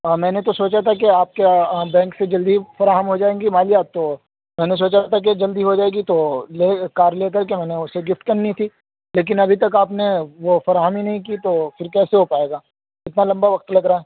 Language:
Urdu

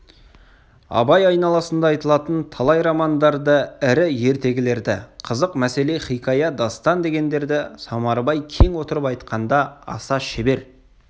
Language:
Kazakh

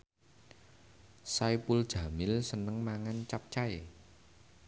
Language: Javanese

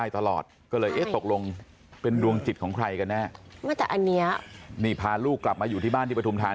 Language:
Thai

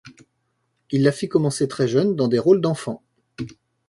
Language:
French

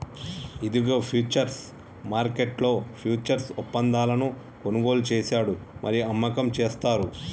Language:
Telugu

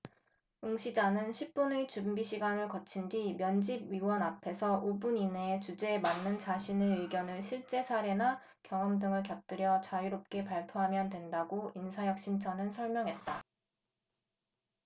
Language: Korean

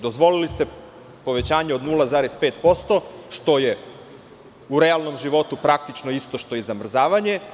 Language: Serbian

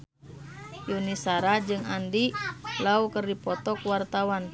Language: Sundanese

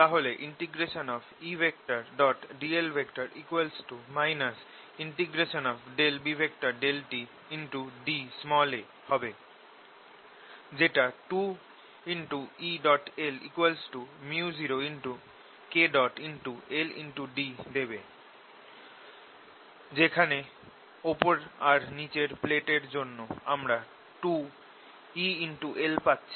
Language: Bangla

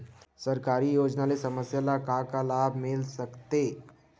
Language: Chhattisgarhi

